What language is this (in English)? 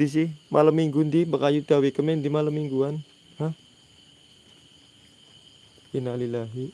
Indonesian